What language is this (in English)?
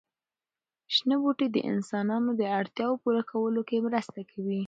Pashto